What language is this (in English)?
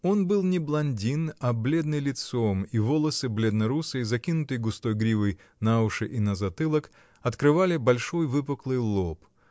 Russian